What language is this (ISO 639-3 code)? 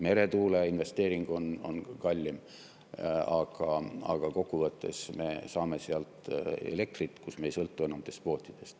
est